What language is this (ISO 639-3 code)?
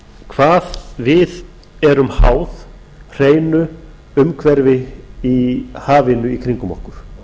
isl